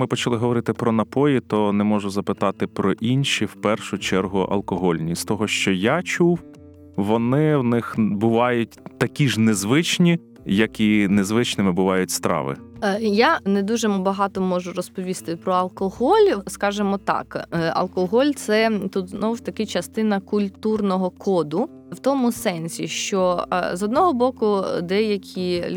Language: Ukrainian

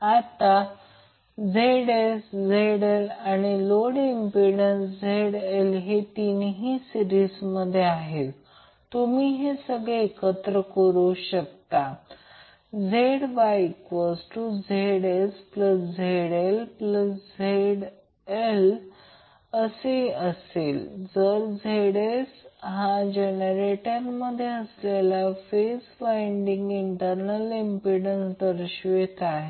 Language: Marathi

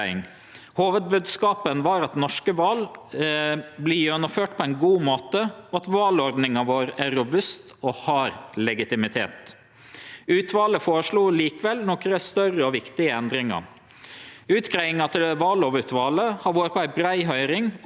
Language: Norwegian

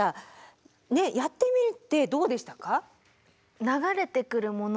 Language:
Japanese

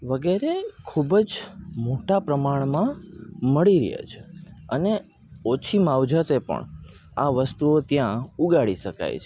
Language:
Gujarati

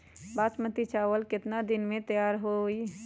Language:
Magahi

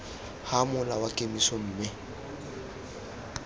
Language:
Tswana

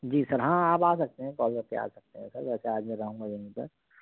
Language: Urdu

